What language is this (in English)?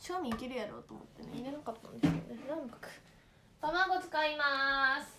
Japanese